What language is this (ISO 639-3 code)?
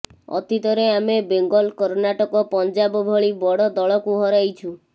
ori